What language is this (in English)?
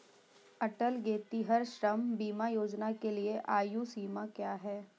Hindi